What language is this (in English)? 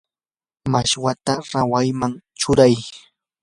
Yanahuanca Pasco Quechua